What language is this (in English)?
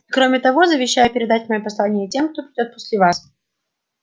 Russian